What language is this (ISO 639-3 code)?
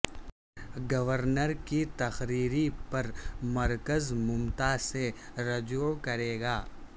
urd